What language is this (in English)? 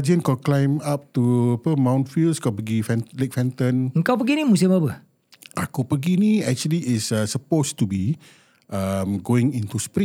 Malay